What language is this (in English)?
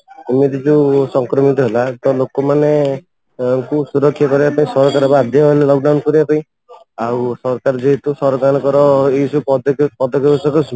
Odia